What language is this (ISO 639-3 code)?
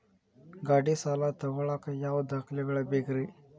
kan